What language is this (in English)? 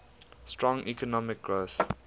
English